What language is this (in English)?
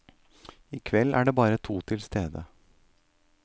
Norwegian